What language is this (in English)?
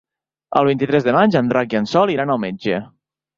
Catalan